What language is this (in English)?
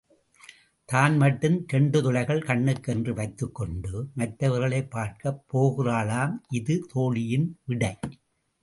Tamil